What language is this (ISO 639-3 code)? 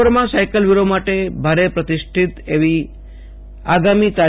guj